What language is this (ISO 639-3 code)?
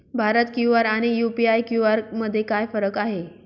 mar